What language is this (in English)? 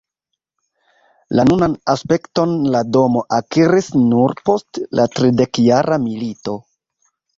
Esperanto